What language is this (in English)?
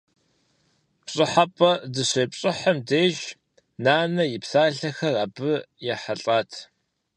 Kabardian